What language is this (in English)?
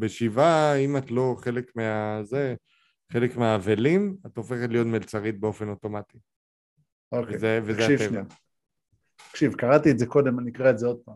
Hebrew